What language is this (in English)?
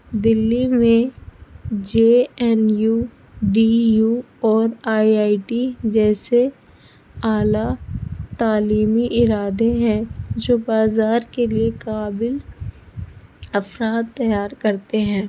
Urdu